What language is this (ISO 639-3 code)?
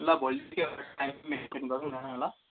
nep